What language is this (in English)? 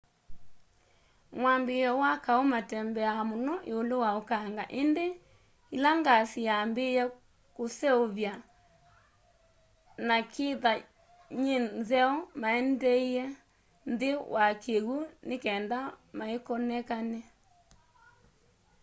Kamba